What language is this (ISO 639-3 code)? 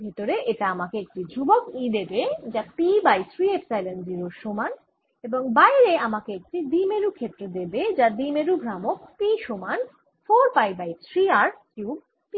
ben